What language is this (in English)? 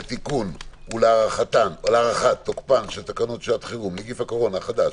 Hebrew